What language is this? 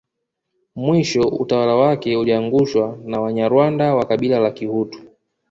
Swahili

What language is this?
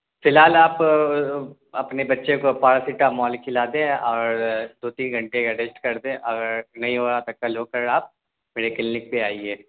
Urdu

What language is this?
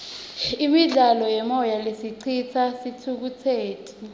Swati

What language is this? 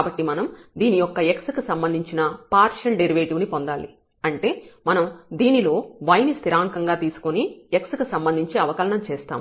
Telugu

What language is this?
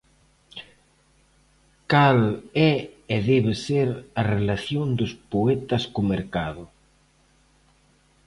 Galician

